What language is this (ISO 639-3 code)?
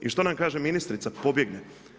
hrv